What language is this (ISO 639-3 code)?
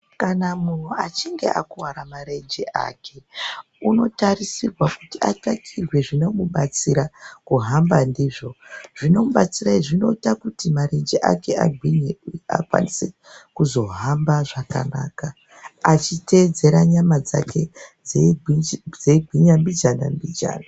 ndc